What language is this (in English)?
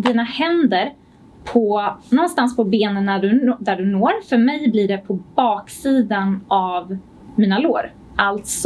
Swedish